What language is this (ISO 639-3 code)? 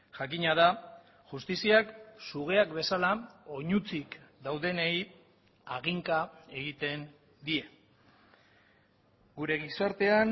eus